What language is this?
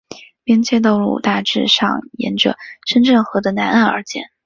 Chinese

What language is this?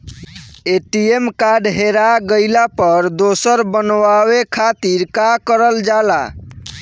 Bhojpuri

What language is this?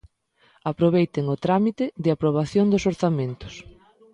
Galician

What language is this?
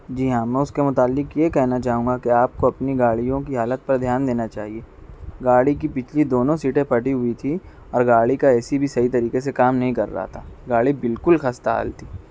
Urdu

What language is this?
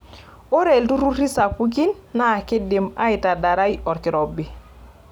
Masai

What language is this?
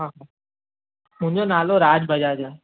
Sindhi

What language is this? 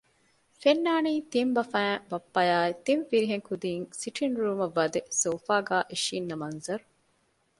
Divehi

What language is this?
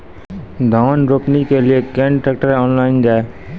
Maithili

